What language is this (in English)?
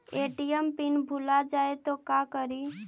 Magahi